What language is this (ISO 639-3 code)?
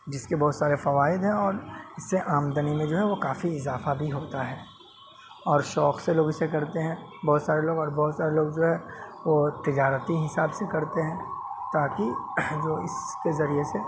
urd